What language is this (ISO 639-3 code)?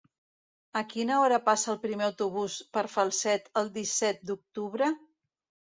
cat